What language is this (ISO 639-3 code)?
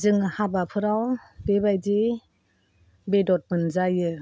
brx